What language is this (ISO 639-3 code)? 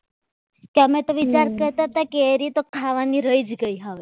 guj